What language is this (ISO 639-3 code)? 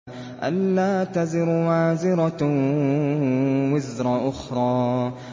ara